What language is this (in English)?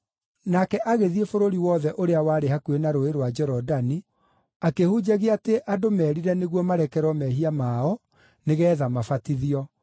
Kikuyu